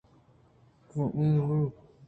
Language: Eastern Balochi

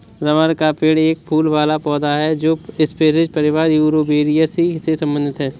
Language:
Hindi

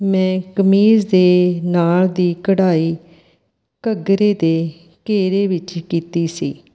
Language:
Punjabi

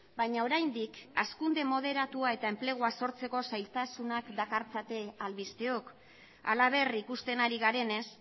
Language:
Basque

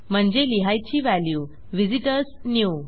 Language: Marathi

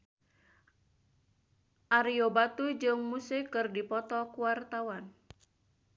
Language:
Sundanese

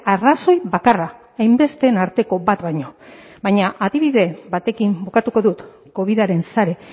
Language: Basque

